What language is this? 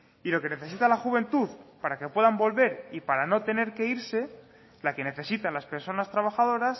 Spanish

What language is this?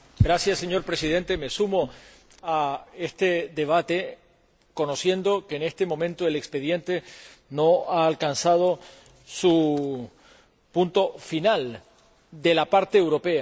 Spanish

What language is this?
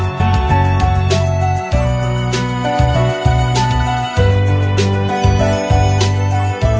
Vietnamese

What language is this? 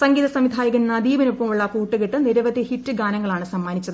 Malayalam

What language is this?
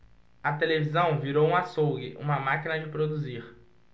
Portuguese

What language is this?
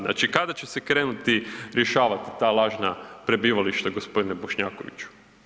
Croatian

